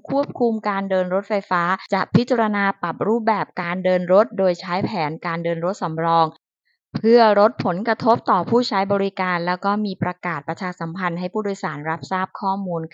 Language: Thai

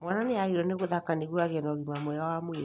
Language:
Kikuyu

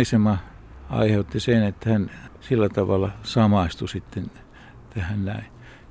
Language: Finnish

